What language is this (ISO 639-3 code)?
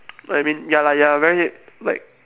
eng